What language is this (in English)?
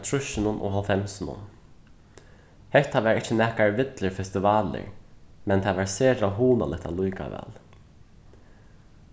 Faroese